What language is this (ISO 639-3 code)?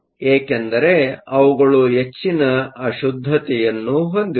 kan